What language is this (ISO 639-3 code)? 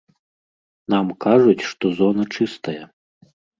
bel